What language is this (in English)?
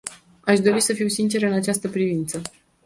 Romanian